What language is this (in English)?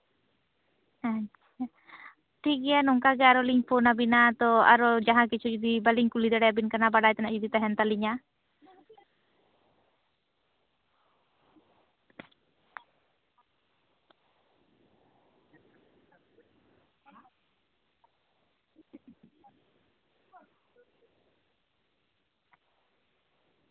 Santali